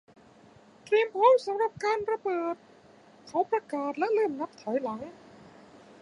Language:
Thai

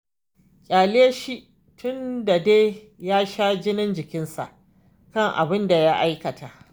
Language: Hausa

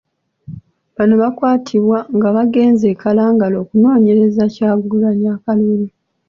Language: Ganda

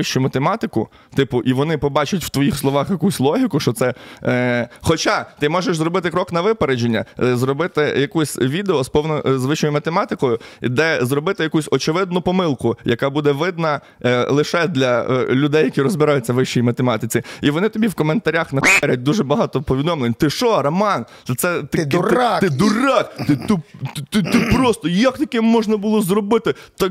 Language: Ukrainian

